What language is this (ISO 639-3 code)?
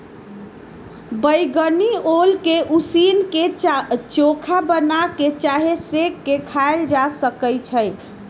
mag